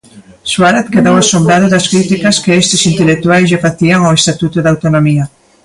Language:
Galician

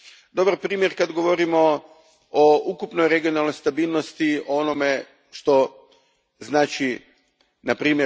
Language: Croatian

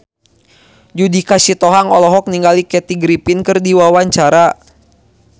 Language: Sundanese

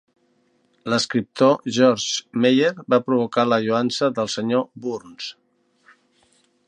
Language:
Catalan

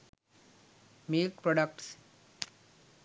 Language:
Sinhala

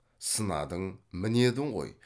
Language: Kazakh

